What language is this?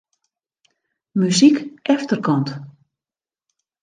Western Frisian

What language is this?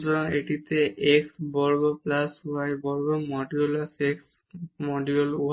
Bangla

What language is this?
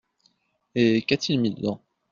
French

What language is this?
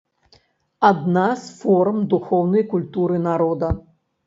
Belarusian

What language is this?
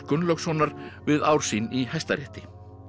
Icelandic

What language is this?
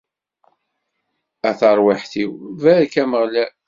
Kabyle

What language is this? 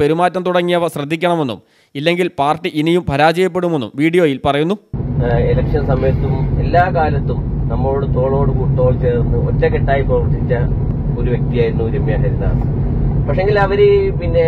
Malayalam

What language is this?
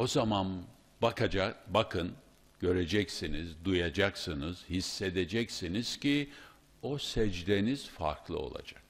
Turkish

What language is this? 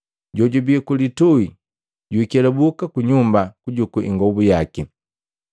Matengo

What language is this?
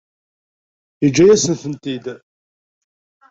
Kabyle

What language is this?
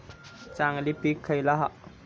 Marathi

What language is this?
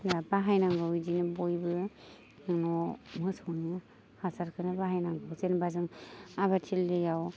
Bodo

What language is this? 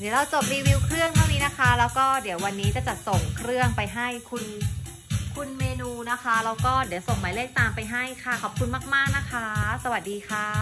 Thai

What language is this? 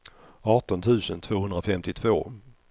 Swedish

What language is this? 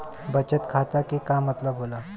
Bhojpuri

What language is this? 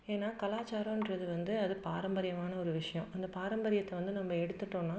Tamil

